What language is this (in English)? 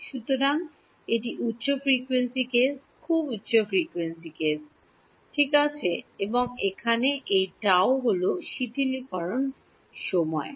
Bangla